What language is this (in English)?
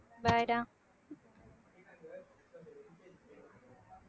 Tamil